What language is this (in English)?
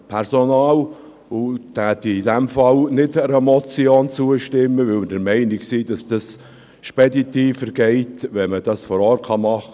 Swiss German